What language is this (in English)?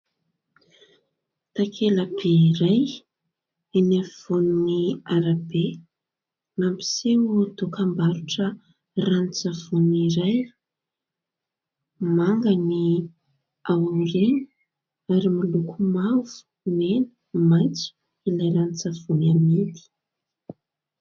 Malagasy